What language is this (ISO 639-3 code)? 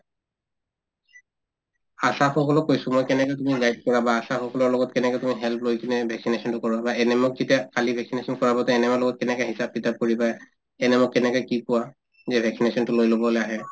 asm